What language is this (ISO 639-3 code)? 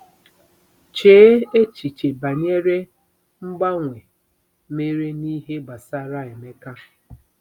ibo